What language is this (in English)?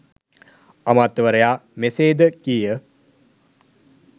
Sinhala